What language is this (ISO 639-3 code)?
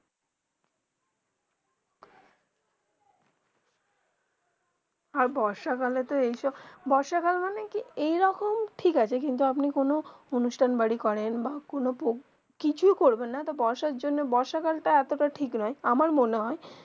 ben